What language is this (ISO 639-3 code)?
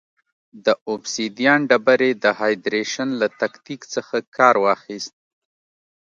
pus